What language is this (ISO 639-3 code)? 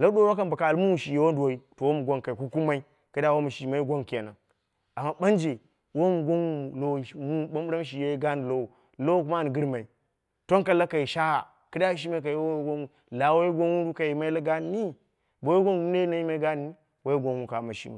kna